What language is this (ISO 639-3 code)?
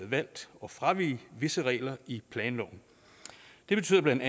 dan